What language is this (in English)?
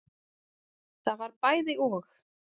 Icelandic